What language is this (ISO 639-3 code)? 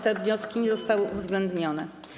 pol